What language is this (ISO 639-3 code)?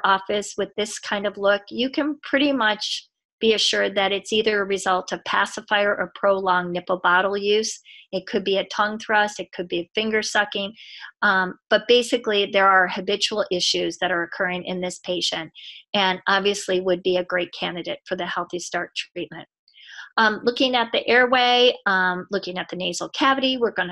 eng